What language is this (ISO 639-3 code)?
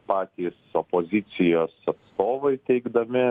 lit